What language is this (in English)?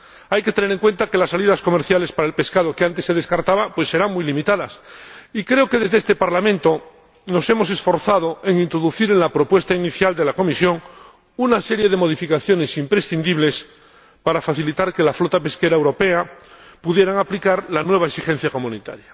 Spanish